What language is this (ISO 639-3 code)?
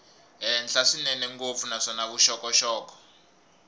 tso